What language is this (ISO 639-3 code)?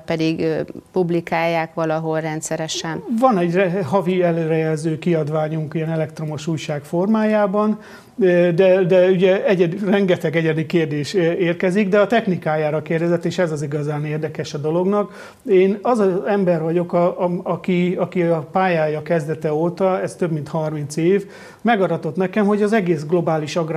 hun